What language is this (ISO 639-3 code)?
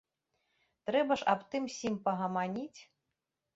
bel